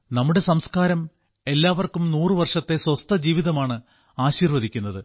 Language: Malayalam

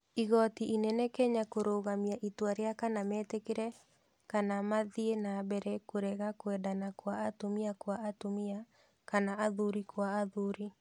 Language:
Kikuyu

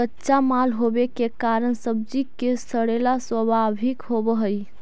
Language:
Magahi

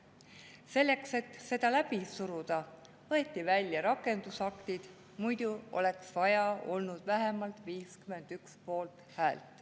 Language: Estonian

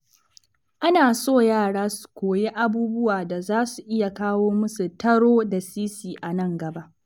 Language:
Hausa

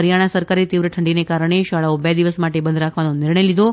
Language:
Gujarati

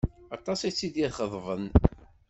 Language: Kabyle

